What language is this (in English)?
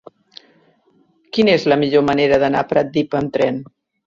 Catalan